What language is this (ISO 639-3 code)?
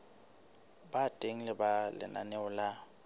sot